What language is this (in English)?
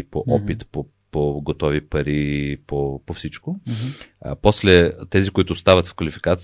Bulgarian